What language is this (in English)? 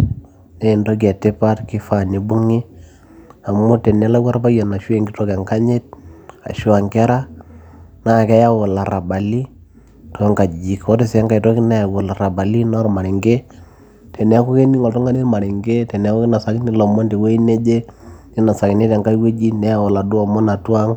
Masai